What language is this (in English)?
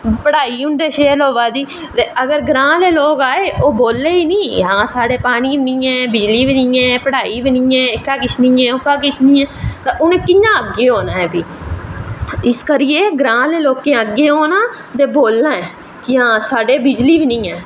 Dogri